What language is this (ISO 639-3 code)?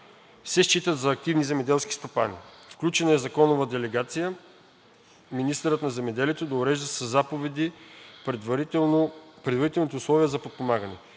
bul